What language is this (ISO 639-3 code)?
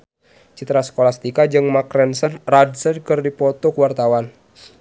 sun